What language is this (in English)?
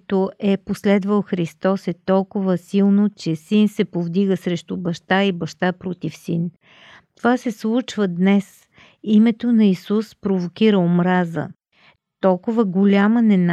Bulgarian